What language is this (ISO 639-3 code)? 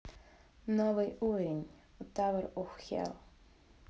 rus